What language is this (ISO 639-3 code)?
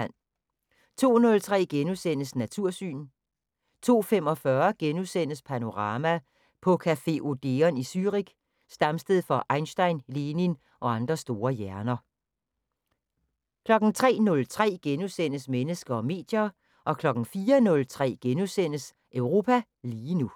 dan